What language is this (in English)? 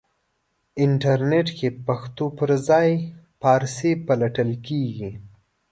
Pashto